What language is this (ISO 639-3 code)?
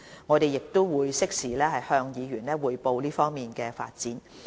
yue